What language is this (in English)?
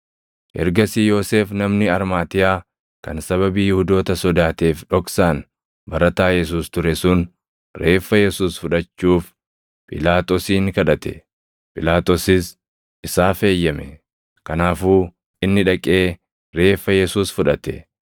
Oromo